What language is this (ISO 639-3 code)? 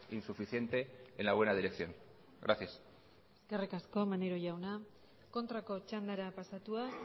eus